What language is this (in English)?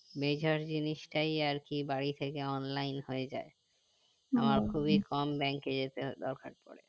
Bangla